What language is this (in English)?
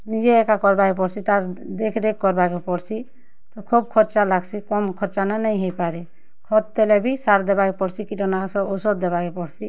Odia